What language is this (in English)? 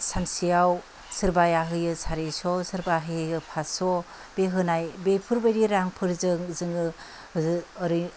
Bodo